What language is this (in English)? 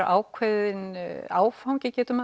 Icelandic